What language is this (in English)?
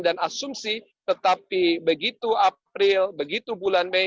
Indonesian